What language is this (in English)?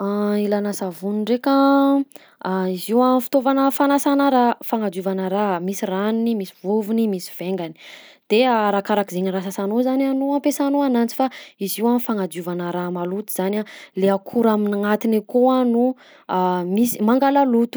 Southern Betsimisaraka Malagasy